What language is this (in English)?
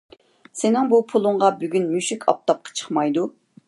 Uyghur